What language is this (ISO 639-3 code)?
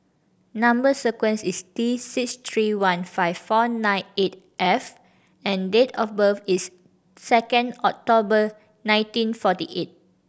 eng